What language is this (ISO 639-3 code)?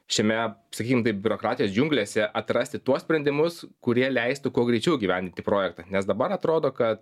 lit